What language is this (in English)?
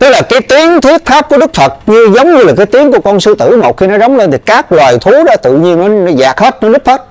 Vietnamese